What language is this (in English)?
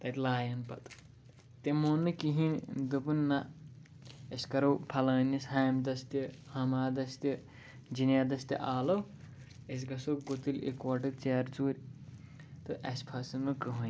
Kashmiri